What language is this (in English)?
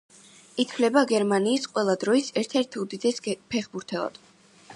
Georgian